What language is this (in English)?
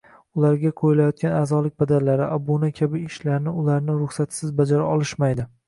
Uzbek